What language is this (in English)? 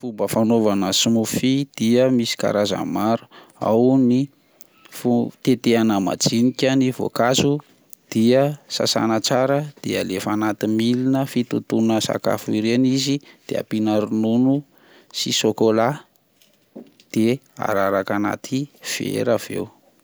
Malagasy